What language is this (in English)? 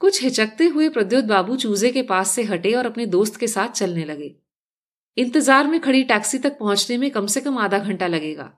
Hindi